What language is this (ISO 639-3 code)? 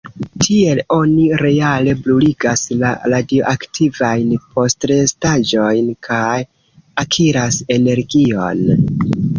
epo